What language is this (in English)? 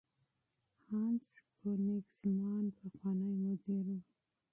Pashto